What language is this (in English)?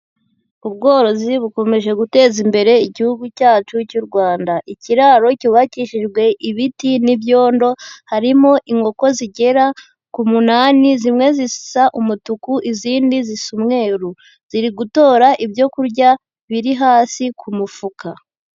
Kinyarwanda